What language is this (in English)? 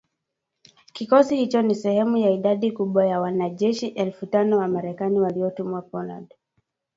Swahili